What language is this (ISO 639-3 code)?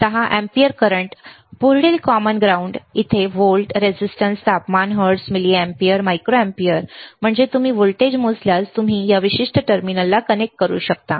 mar